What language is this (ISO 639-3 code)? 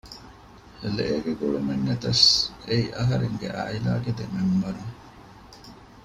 div